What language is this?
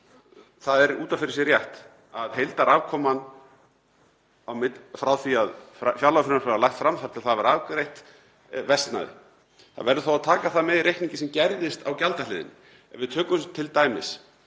Icelandic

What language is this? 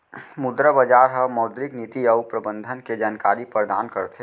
Chhattisgarhi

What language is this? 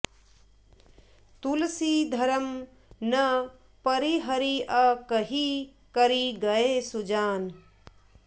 Sanskrit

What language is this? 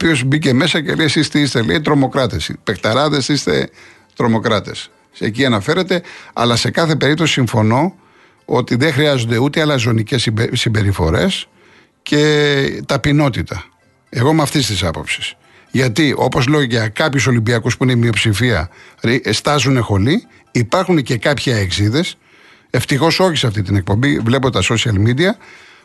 Greek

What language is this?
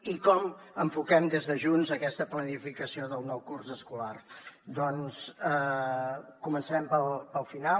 Catalan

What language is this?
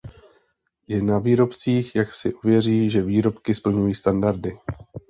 Czech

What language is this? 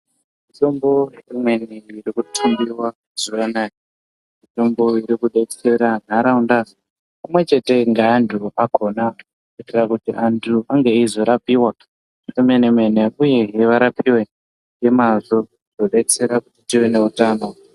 Ndau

